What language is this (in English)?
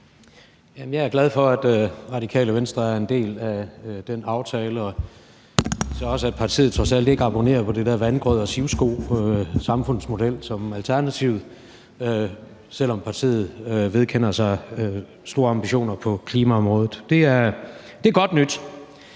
Danish